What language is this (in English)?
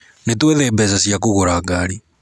Kikuyu